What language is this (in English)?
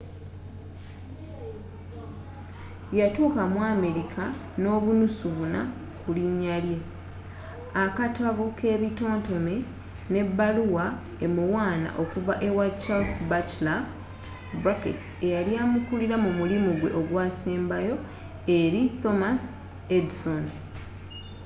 Ganda